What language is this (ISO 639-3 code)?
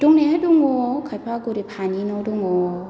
brx